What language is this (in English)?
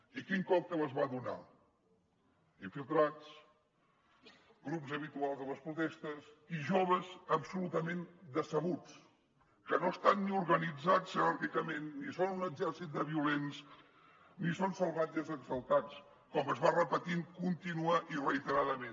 Catalan